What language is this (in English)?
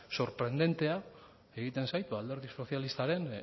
Basque